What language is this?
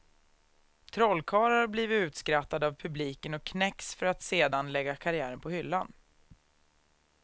Swedish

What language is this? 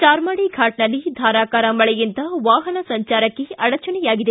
Kannada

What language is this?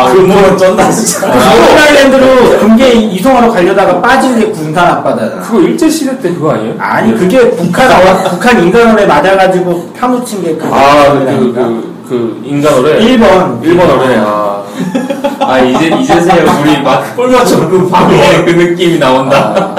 Korean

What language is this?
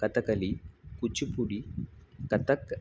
Sanskrit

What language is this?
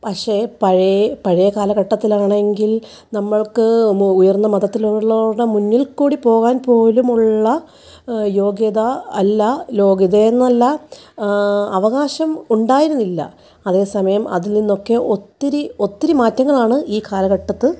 Malayalam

